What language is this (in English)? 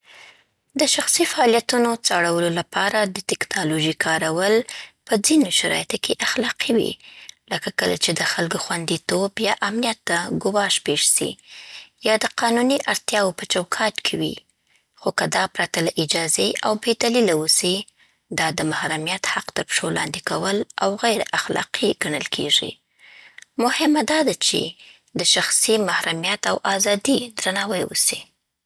Southern Pashto